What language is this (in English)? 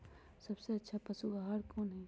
Magahi